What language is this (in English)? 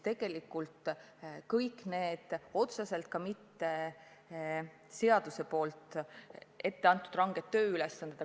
Estonian